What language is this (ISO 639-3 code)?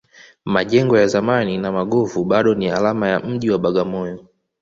swa